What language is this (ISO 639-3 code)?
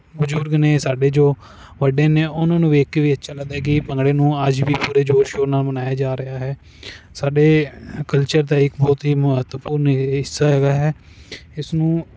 pan